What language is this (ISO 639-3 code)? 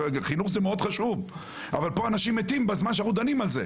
heb